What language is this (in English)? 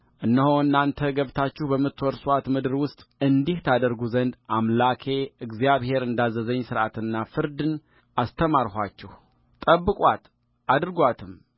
Amharic